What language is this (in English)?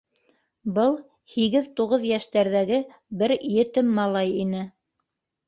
Bashkir